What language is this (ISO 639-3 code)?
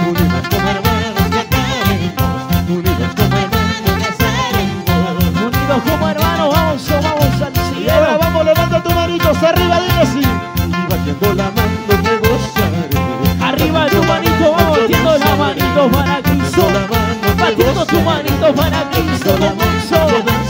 ara